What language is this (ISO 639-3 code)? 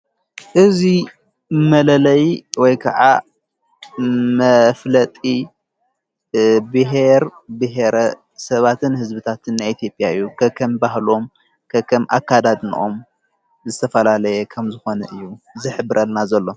tir